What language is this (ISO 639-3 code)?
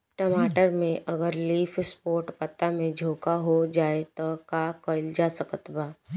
bho